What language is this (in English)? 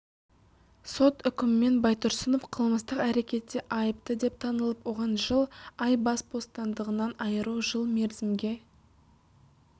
Kazakh